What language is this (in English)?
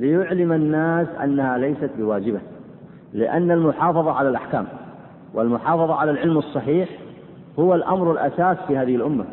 Arabic